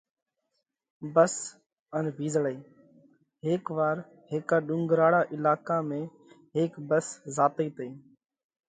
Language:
Parkari Koli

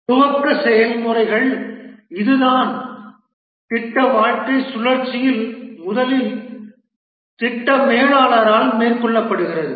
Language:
Tamil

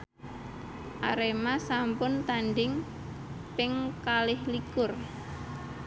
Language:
Javanese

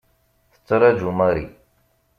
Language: Kabyle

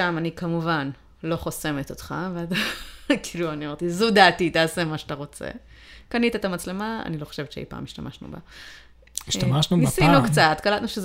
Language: Hebrew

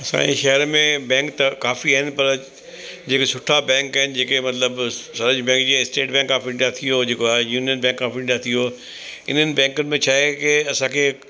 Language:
Sindhi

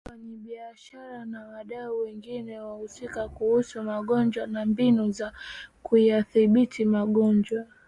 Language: Swahili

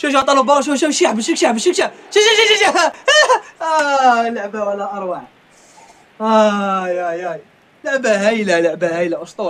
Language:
Arabic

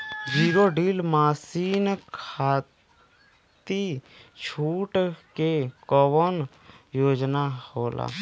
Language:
Bhojpuri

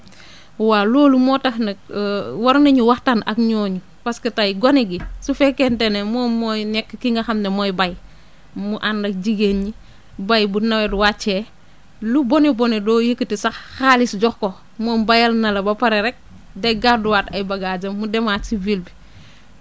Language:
Wolof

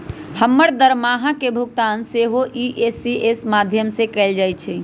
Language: Magahi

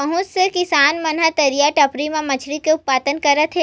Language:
Chhattisgarhi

